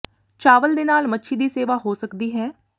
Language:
Punjabi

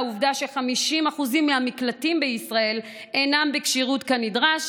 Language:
Hebrew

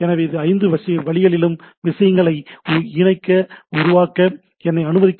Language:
Tamil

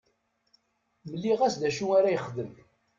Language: Kabyle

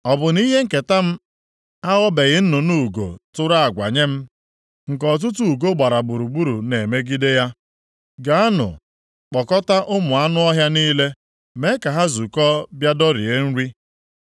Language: Igbo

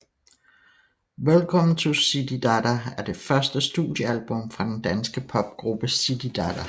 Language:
Danish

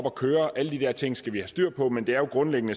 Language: Danish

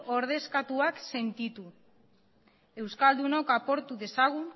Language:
Basque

